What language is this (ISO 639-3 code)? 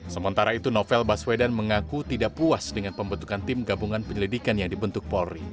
ind